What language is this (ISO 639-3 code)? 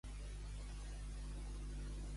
cat